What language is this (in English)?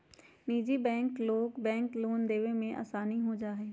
Magahi